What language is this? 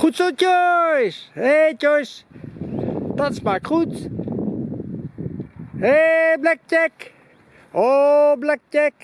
Dutch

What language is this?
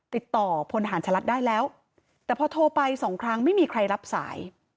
Thai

